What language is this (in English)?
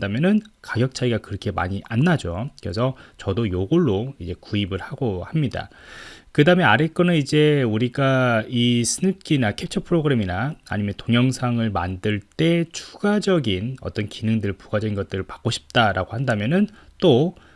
Korean